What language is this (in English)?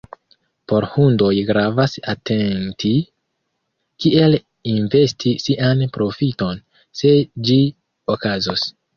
Esperanto